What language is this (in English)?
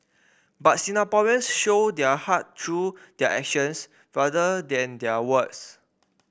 English